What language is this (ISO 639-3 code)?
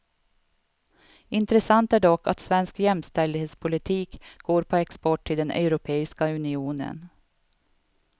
swe